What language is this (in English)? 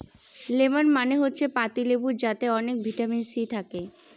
Bangla